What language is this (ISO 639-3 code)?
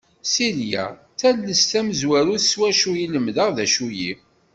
kab